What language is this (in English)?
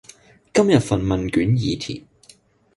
Cantonese